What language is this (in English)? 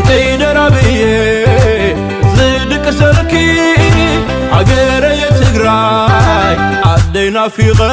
Arabic